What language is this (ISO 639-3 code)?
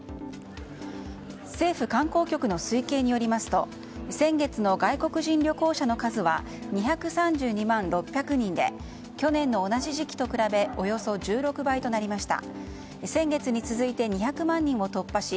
jpn